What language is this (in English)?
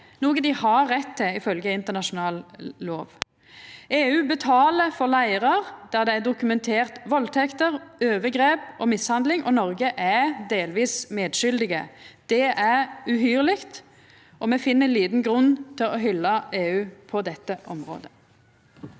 Norwegian